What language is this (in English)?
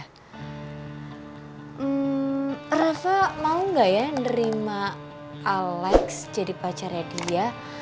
Indonesian